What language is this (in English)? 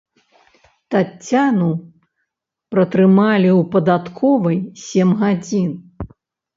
Belarusian